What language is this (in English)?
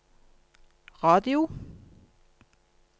Norwegian